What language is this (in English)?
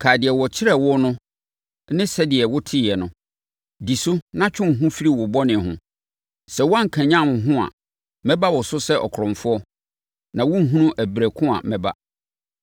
Akan